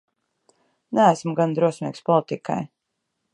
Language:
Latvian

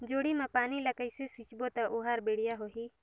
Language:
Chhattisgarhi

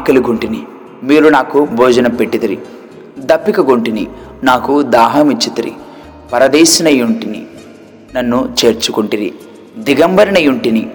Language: Telugu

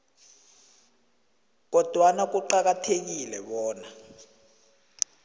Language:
South Ndebele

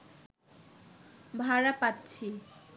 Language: Bangla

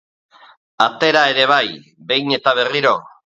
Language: Basque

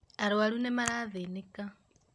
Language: Kikuyu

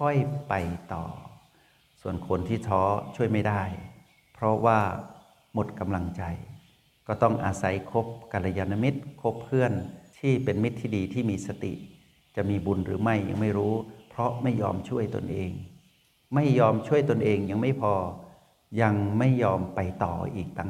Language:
Thai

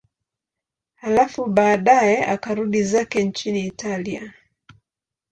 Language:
Swahili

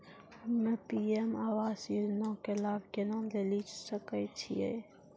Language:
Maithili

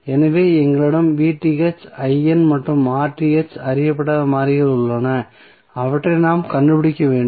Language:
Tamil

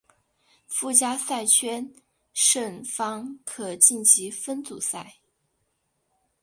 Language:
Chinese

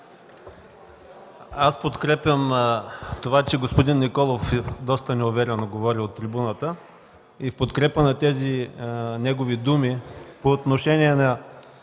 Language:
Bulgarian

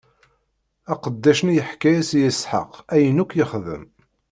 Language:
Kabyle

